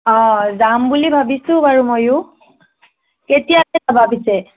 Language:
Assamese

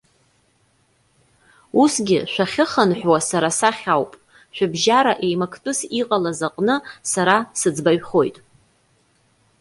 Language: Abkhazian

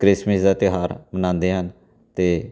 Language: Punjabi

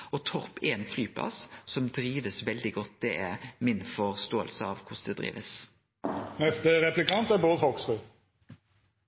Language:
Norwegian Nynorsk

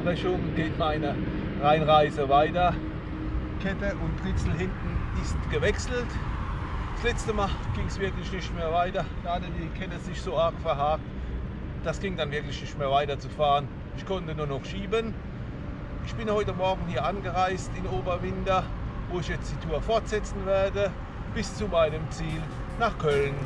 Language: German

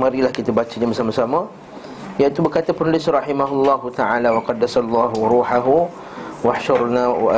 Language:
Malay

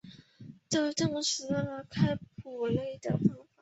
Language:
Chinese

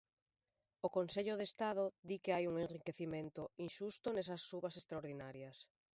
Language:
Galician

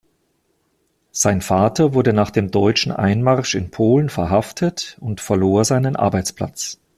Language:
German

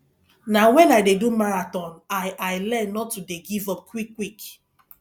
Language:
Nigerian Pidgin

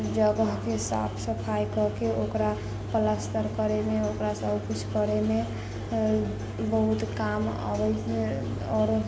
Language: Maithili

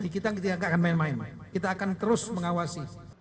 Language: Indonesian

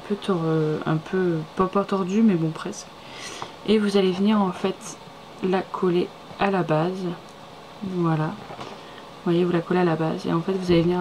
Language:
French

